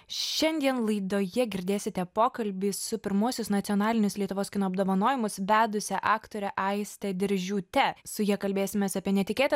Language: Lithuanian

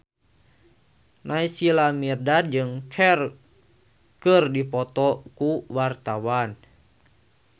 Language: Sundanese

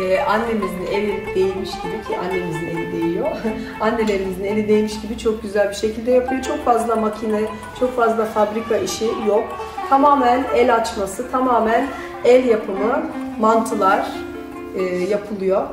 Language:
Turkish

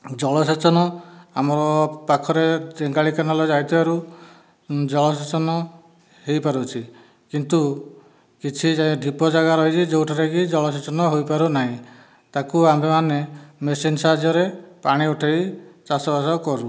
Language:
Odia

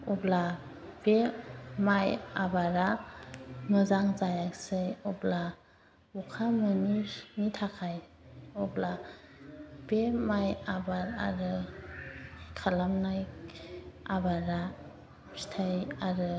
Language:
Bodo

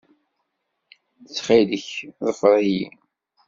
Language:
Kabyle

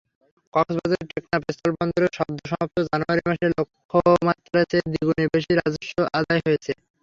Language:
Bangla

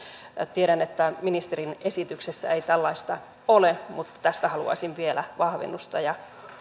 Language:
Finnish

